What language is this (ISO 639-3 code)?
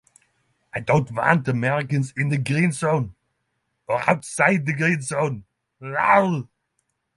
eng